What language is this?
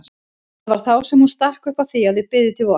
Icelandic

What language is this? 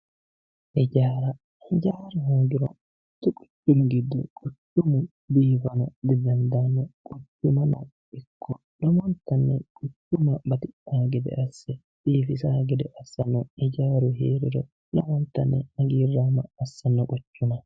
Sidamo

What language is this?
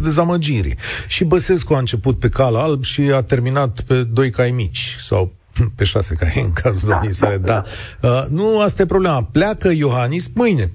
Romanian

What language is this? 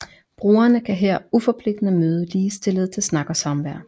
Danish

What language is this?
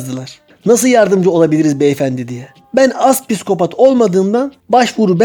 Turkish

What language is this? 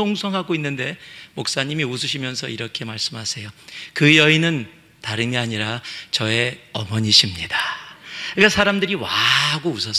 Korean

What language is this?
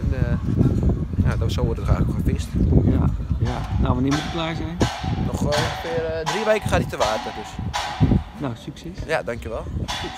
Dutch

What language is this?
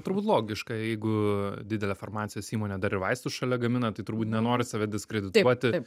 Lithuanian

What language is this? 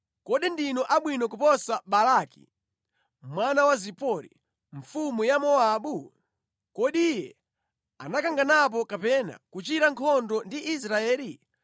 Nyanja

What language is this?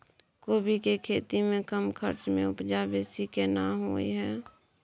Maithili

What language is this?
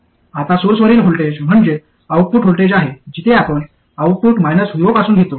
Marathi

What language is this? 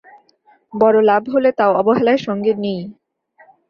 Bangla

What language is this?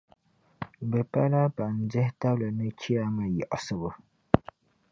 Dagbani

